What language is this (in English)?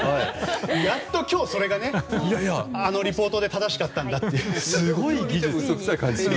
Japanese